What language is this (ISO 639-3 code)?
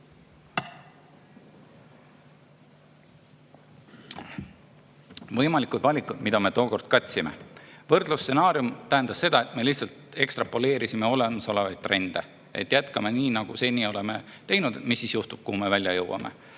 est